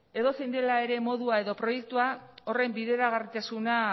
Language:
Basque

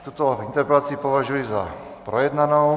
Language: Czech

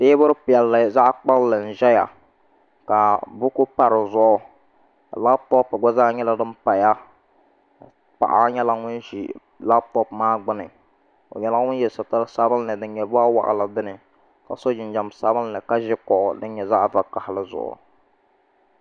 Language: Dagbani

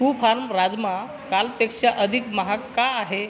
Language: Marathi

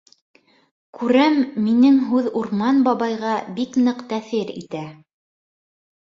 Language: Bashkir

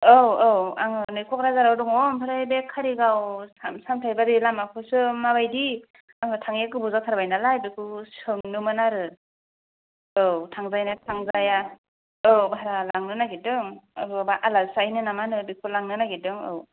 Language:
Bodo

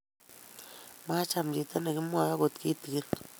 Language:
Kalenjin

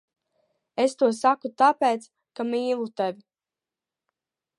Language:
Latvian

